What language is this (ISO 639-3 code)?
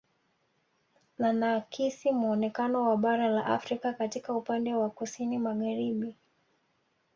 swa